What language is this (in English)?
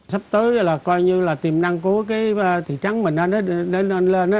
Vietnamese